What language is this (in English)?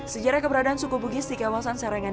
Indonesian